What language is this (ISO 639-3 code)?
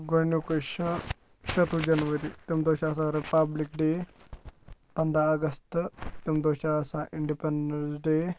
kas